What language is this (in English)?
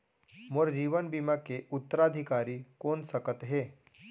Chhattisgarhi